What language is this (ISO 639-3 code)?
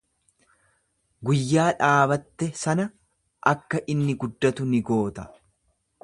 orm